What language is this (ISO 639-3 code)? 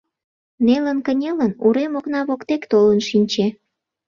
chm